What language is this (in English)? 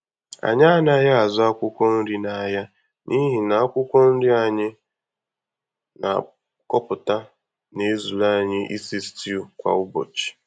Igbo